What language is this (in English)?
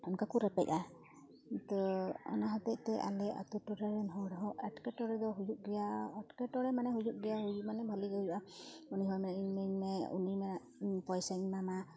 Santali